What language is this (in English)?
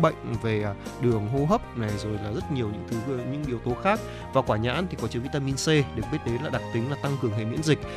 Vietnamese